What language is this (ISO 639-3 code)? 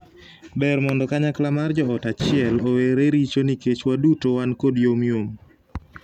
luo